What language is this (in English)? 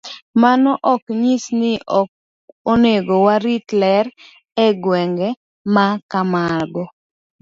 Luo (Kenya and Tanzania)